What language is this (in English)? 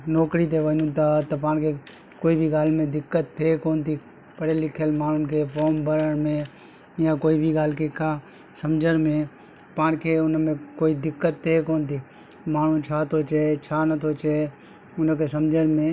Sindhi